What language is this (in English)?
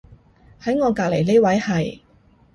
Cantonese